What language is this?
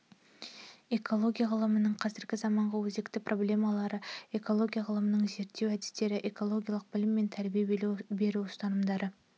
Kazakh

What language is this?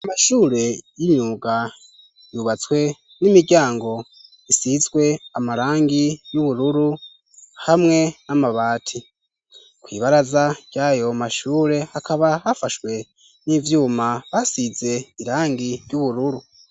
Rundi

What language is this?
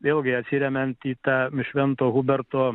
Lithuanian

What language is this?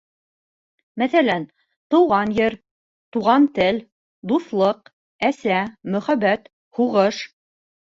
Bashkir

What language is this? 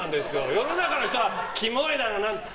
Japanese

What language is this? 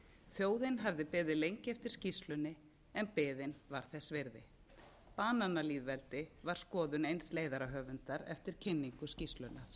Icelandic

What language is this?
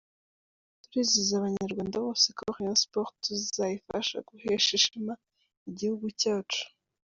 Kinyarwanda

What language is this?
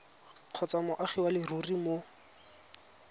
Tswana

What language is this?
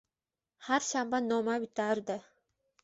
Uzbek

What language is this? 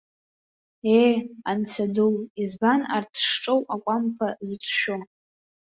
Abkhazian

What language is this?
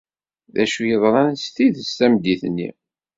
Kabyle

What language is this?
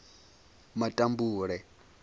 Venda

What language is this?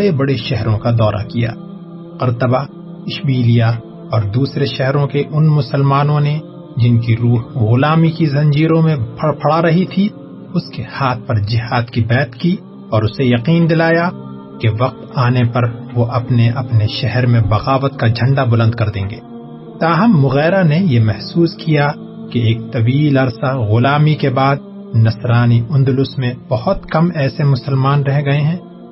Urdu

